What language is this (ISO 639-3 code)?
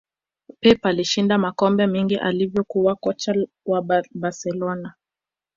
swa